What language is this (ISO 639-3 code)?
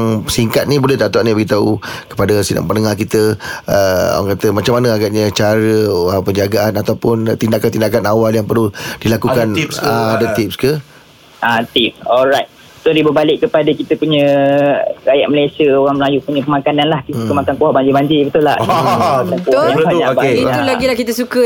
msa